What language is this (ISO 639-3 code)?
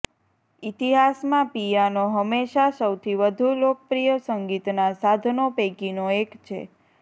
guj